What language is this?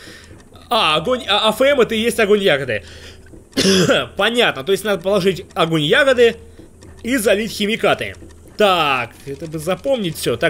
Russian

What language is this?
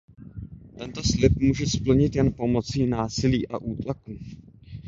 Czech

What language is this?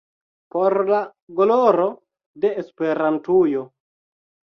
Esperanto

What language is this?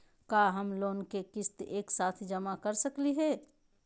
Magahi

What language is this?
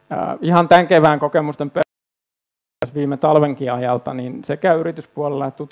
Finnish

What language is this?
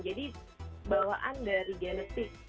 Indonesian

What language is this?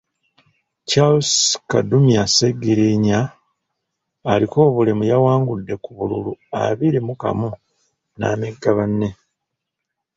Ganda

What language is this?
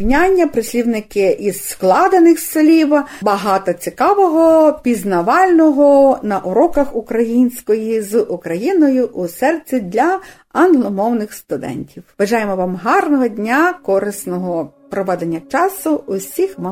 Ukrainian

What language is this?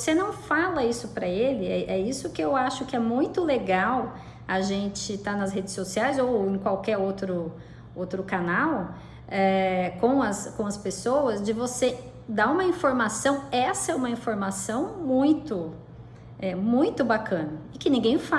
Portuguese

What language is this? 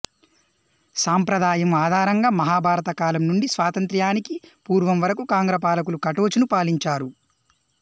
Telugu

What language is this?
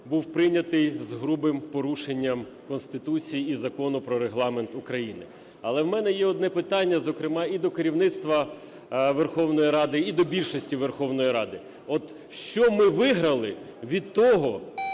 Ukrainian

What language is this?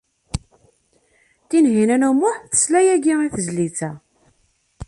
Kabyle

